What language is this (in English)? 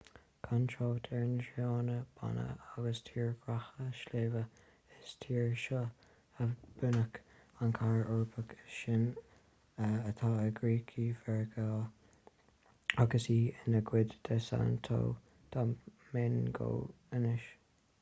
Irish